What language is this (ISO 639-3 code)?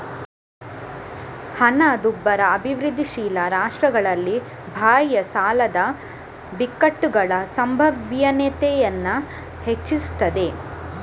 kan